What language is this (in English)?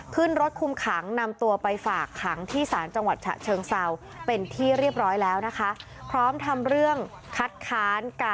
Thai